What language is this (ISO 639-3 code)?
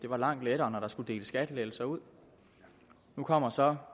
dan